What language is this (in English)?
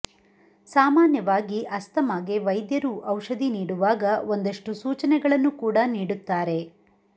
Kannada